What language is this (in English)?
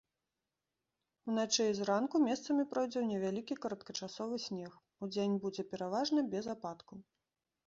Belarusian